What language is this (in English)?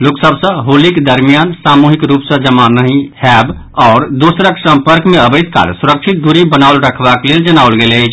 Maithili